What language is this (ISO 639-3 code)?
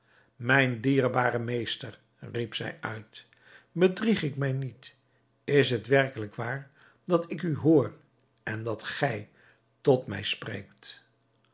nld